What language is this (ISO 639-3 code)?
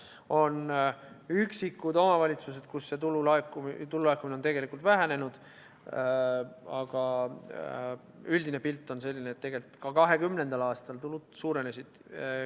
est